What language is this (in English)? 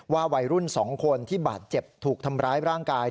Thai